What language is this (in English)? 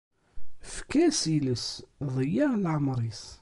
Kabyle